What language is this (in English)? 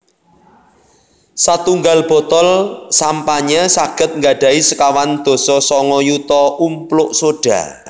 Javanese